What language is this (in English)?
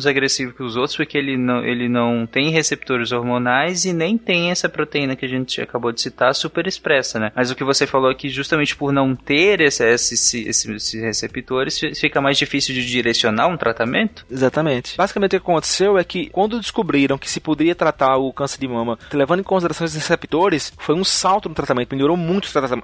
Portuguese